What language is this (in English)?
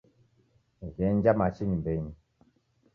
Taita